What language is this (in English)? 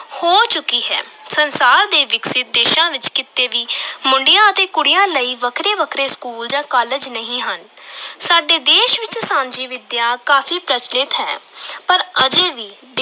Punjabi